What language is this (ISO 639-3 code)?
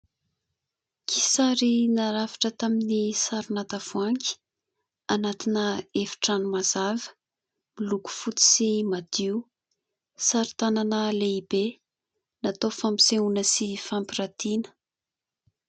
mlg